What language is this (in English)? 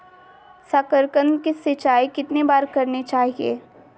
Magahi